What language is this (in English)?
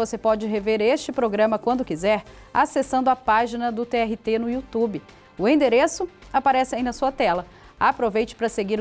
Portuguese